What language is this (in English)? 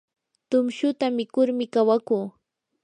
Yanahuanca Pasco Quechua